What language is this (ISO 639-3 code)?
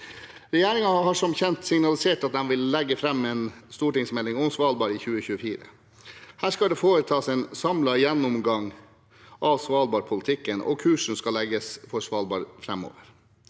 nor